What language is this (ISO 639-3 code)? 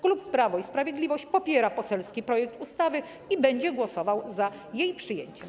pol